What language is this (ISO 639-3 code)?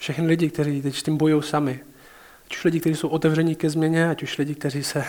ces